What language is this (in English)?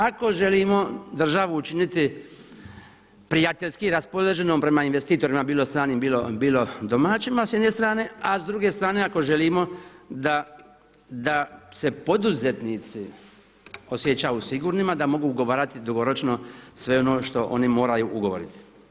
Croatian